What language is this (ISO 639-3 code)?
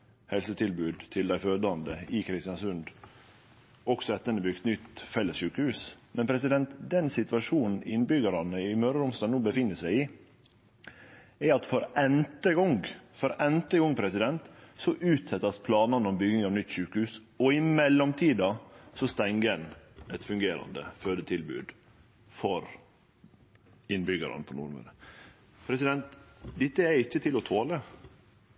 nno